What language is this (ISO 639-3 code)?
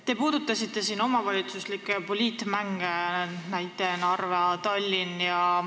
est